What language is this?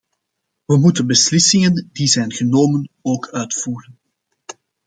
Dutch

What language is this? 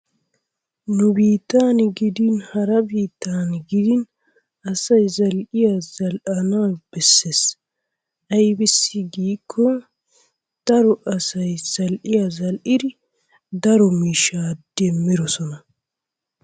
Wolaytta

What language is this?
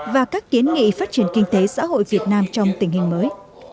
Vietnamese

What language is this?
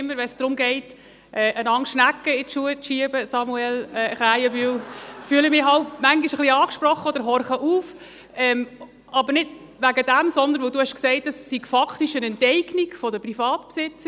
Swiss German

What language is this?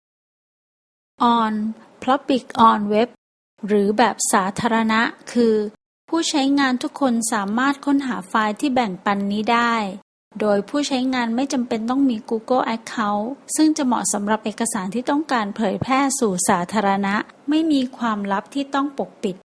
Thai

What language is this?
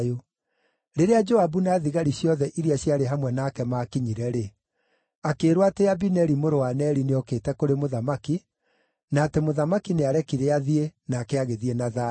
Kikuyu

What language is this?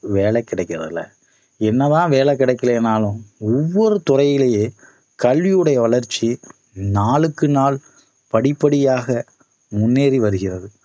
Tamil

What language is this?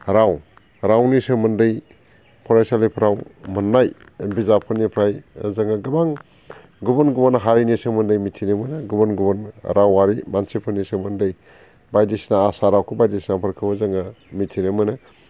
Bodo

